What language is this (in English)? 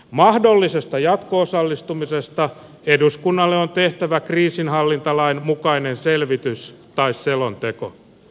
Finnish